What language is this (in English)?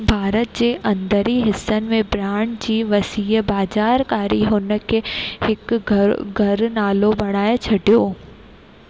Sindhi